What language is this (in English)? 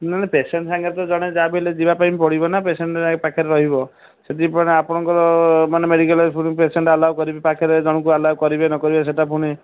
Odia